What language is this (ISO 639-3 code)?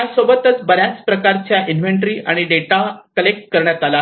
mar